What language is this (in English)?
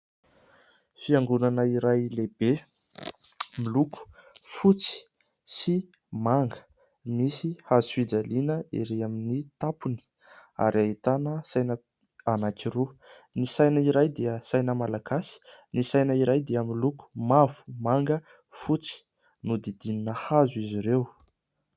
Malagasy